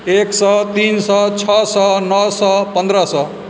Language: Maithili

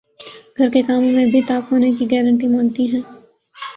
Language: Urdu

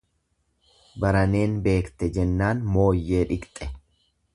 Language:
Oromo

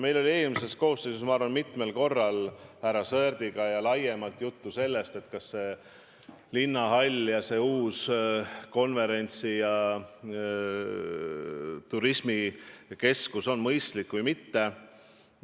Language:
Estonian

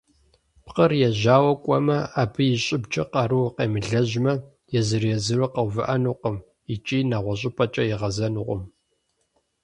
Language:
Kabardian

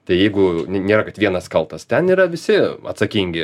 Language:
Lithuanian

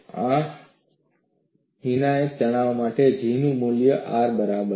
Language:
Gujarati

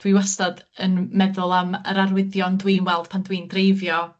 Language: Welsh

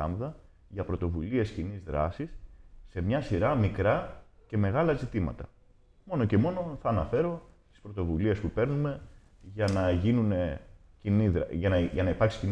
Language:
Greek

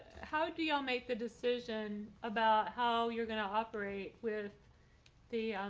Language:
English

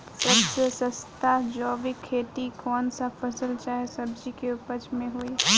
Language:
Bhojpuri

